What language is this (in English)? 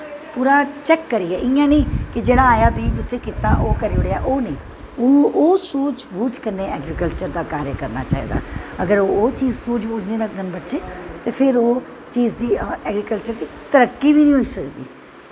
Dogri